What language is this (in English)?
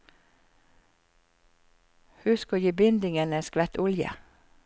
Norwegian